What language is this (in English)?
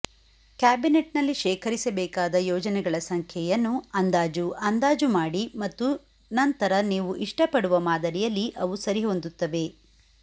Kannada